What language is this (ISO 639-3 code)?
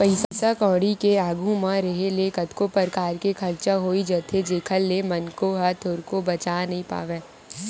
hne